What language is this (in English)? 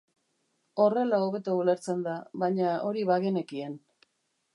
Basque